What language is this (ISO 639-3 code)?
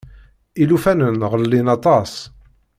kab